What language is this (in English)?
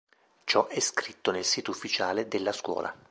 Italian